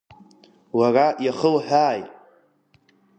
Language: Abkhazian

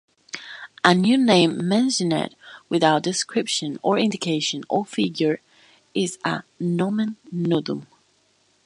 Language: English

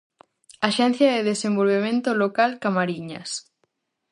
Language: Galician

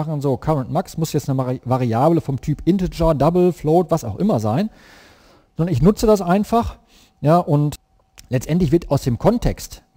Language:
German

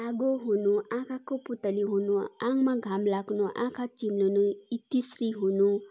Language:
Nepali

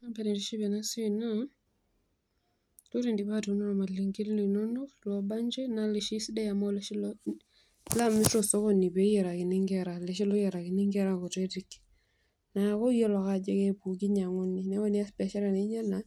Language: Masai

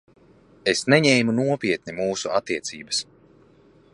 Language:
Latvian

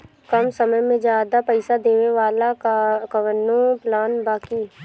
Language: Bhojpuri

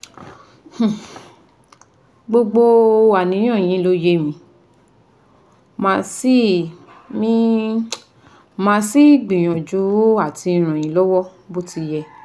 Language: Yoruba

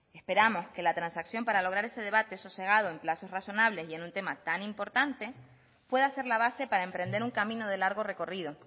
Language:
Spanish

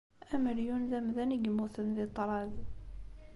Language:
Kabyle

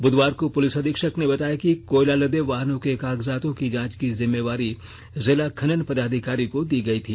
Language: Hindi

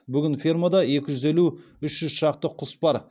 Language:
Kazakh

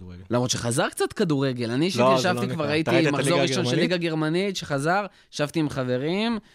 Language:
Hebrew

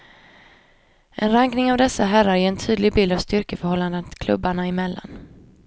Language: Swedish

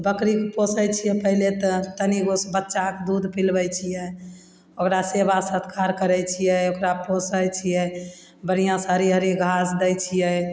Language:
Maithili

